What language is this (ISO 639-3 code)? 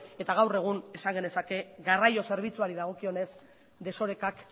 eus